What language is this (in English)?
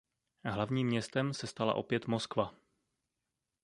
Czech